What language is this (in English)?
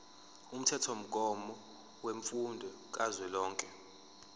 Zulu